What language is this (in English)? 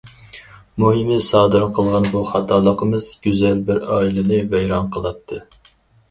Uyghur